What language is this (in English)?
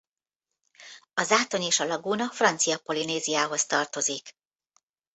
Hungarian